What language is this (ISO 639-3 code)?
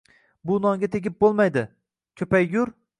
uzb